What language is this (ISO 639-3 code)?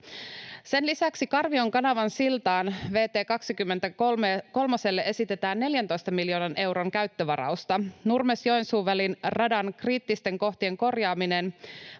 fin